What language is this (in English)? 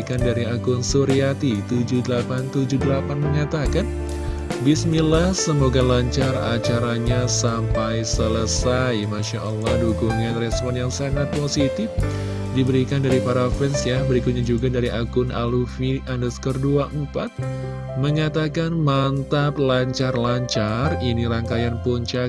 Indonesian